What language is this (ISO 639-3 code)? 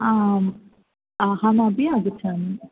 san